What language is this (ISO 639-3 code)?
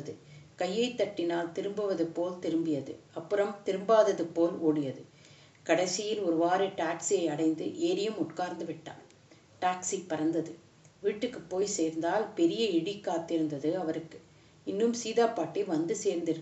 tam